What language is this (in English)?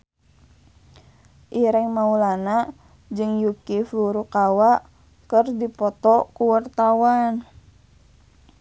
Sundanese